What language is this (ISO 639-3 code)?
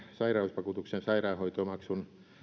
fin